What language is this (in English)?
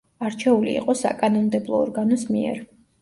Georgian